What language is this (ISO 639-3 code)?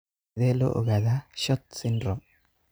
som